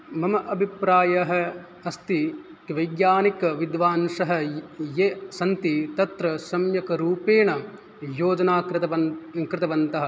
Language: Sanskrit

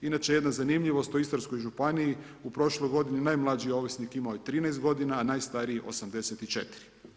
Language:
Croatian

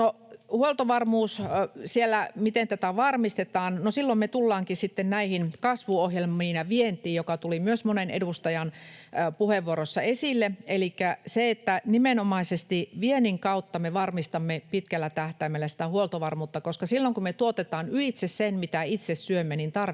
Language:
Finnish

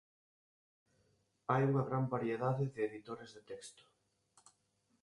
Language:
Galician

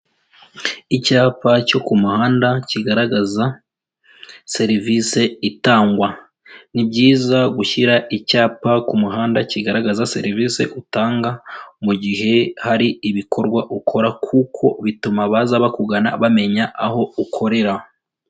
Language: Kinyarwanda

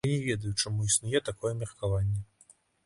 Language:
Belarusian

